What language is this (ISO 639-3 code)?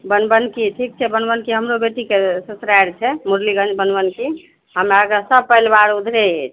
mai